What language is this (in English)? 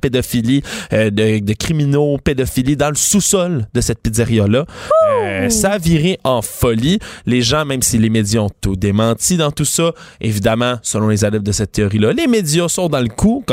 French